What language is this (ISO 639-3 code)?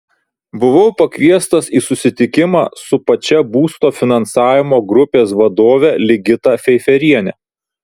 lit